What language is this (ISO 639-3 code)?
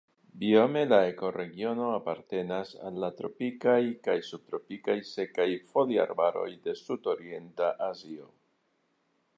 epo